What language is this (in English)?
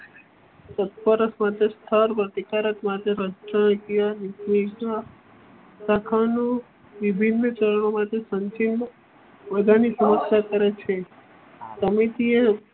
Gujarati